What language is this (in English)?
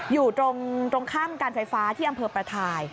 Thai